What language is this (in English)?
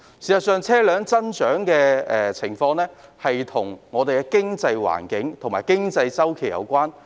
Cantonese